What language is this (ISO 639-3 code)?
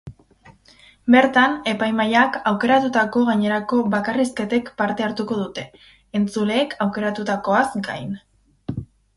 eus